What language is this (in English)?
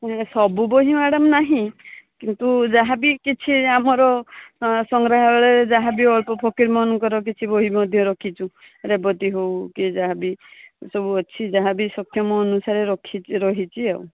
Odia